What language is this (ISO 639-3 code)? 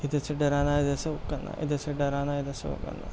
urd